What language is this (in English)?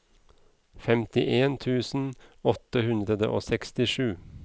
Norwegian